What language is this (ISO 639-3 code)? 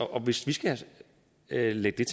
dan